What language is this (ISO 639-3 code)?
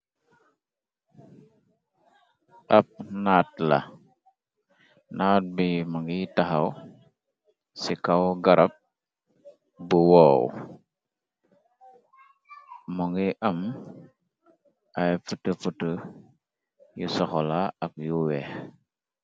wol